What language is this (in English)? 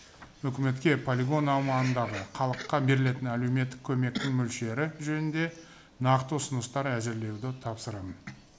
Kazakh